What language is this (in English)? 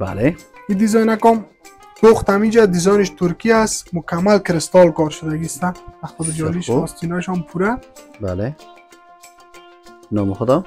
Persian